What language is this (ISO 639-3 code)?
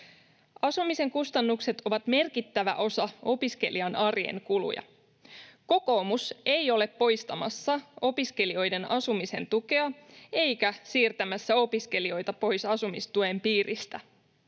fin